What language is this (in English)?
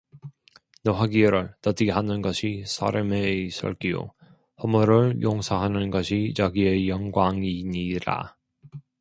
Korean